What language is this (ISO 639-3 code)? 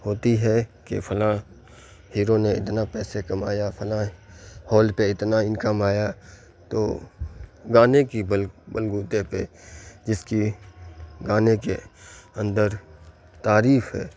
urd